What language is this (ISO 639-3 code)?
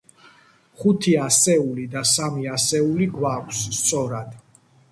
kat